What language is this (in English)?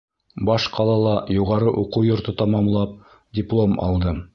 Bashkir